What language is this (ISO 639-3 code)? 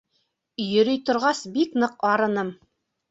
bak